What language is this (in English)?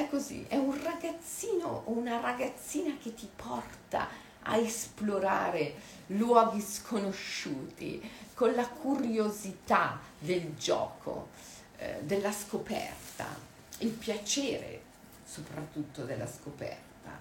Italian